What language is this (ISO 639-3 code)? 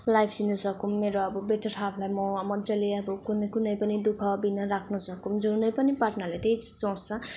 nep